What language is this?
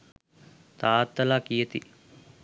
Sinhala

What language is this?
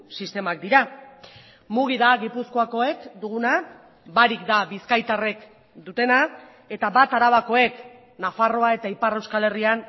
Basque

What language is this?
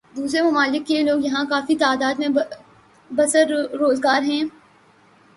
Urdu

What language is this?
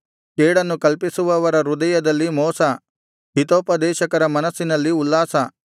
Kannada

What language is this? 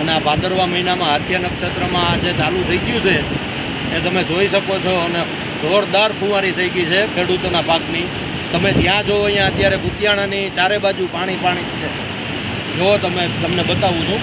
Romanian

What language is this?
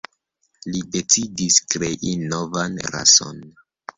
Esperanto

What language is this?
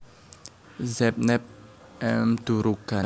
Javanese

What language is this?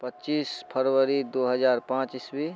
Maithili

